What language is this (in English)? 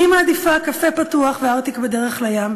Hebrew